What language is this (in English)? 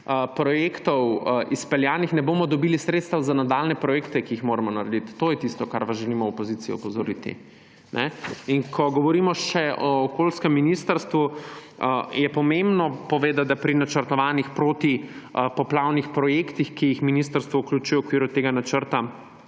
Slovenian